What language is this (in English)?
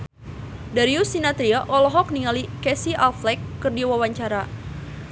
Sundanese